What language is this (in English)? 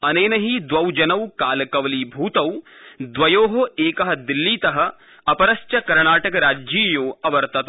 Sanskrit